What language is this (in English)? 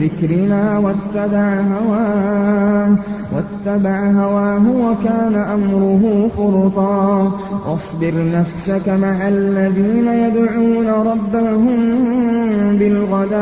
Arabic